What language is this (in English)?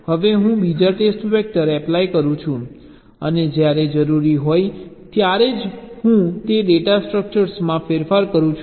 Gujarati